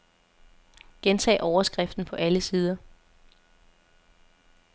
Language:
Danish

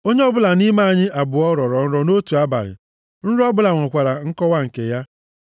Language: Igbo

